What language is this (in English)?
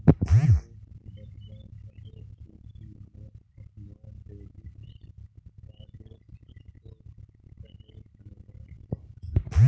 Magahi